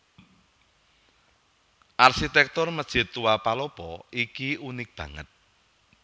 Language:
Javanese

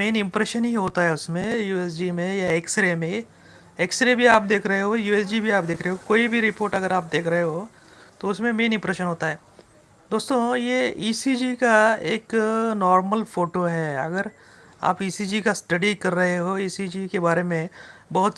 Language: Hindi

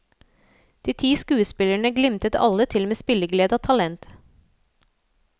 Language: Norwegian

